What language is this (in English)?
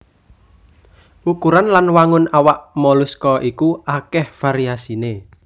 Javanese